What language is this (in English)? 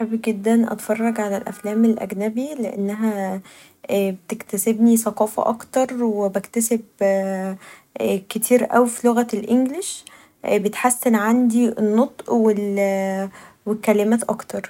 Egyptian Arabic